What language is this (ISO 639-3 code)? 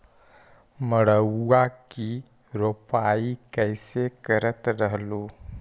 mag